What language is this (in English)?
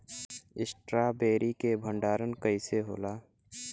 Bhojpuri